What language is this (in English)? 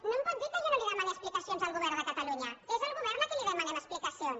Catalan